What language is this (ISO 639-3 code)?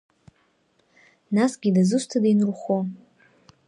abk